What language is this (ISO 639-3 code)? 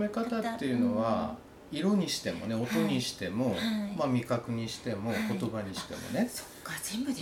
jpn